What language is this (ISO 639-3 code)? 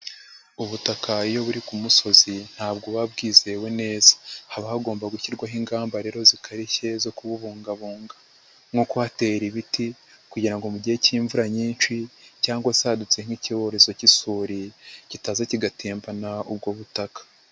kin